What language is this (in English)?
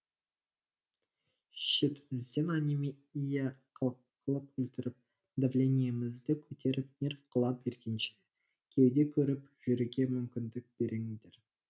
Kazakh